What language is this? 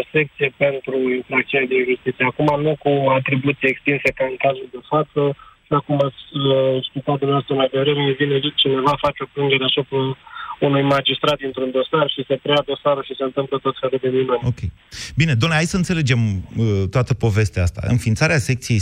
Romanian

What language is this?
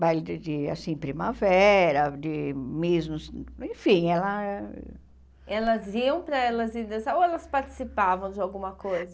Portuguese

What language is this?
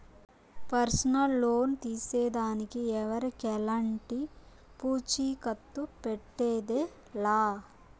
Telugu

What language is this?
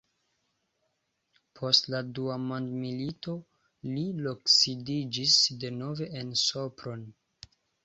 Esperanto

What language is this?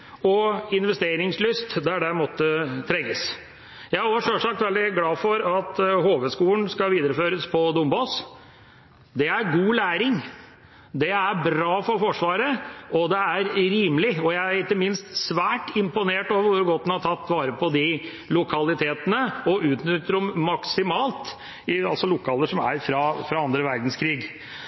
Norwegian Bokmål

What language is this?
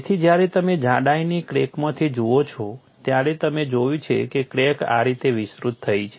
Gujarati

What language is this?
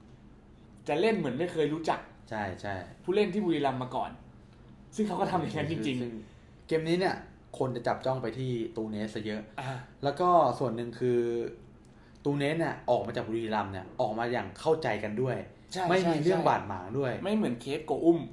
Thai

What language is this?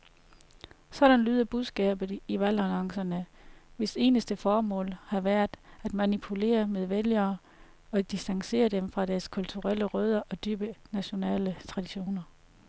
Danish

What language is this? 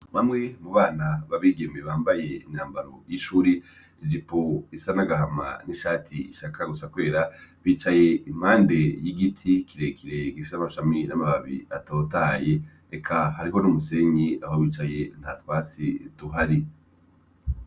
Rundi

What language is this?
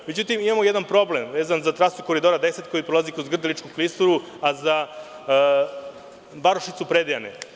Serbian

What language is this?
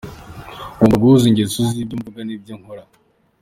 Kinyarwanda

